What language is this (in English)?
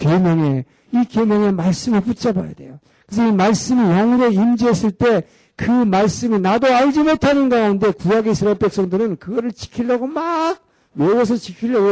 Korean